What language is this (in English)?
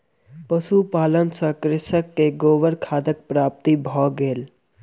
Maithili